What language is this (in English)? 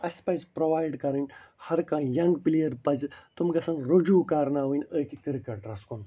Kashmiri